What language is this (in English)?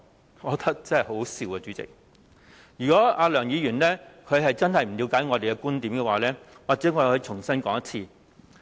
Cantonese